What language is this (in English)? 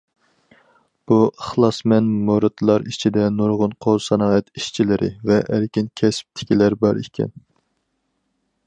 Uyghur